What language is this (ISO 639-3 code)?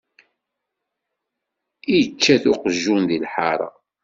kab